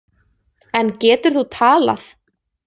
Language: Icelandic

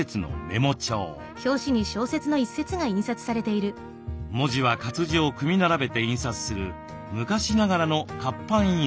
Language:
Japanese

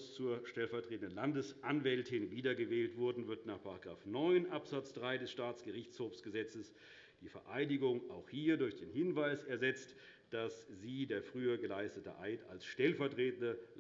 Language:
German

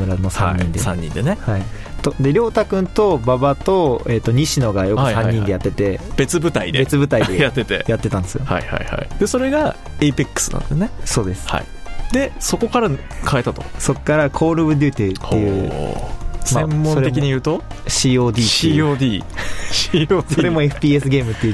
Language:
Japanese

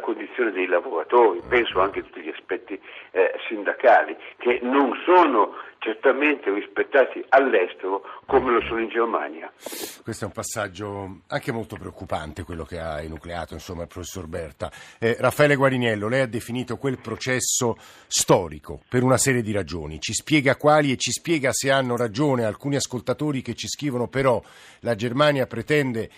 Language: Italian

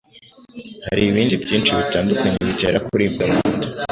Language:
Kinyarwanda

